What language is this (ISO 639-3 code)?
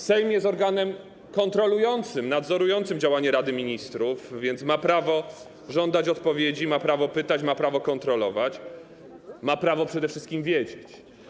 pol